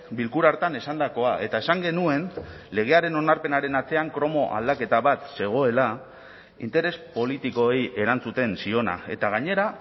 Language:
Basque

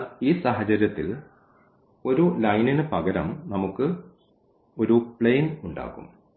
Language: Malayalam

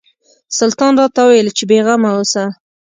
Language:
Pashto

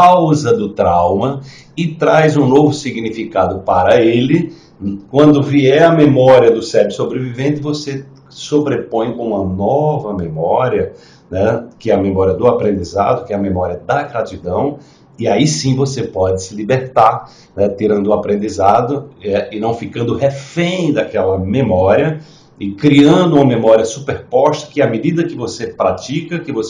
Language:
Portuguese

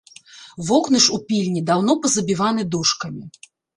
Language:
Belarusian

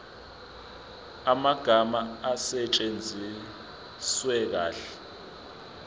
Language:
Zulu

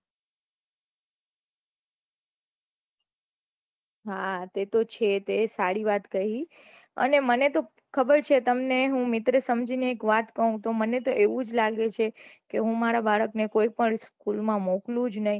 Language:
Gujarati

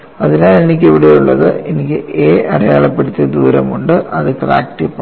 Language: Malayalam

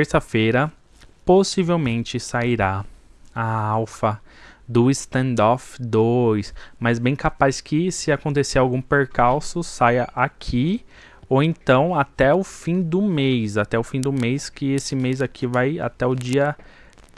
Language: Portuguese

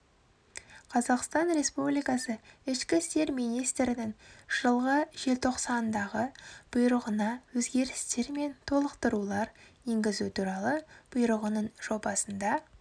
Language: Kazakh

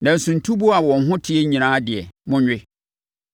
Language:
Akan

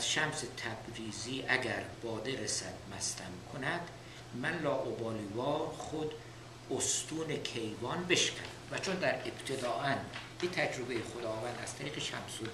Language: Persian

